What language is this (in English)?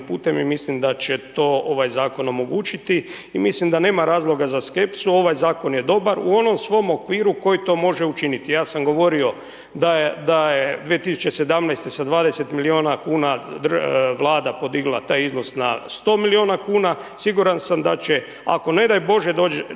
Croatian